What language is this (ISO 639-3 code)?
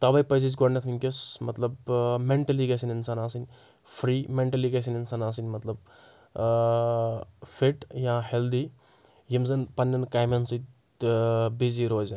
kas